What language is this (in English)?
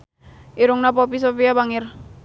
Sundanese